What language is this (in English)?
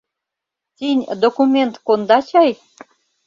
Mari